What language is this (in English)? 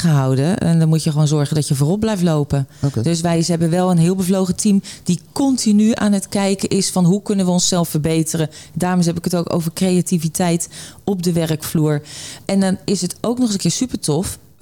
Dutch